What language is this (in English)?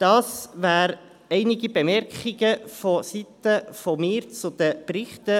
Swiss German